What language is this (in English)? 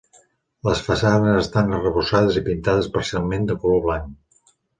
Catalan